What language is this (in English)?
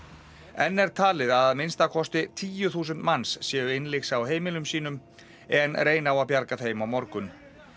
Icelandic